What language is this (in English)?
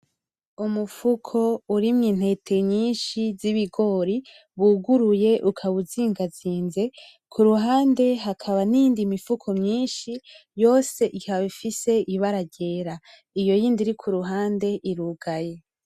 Rundi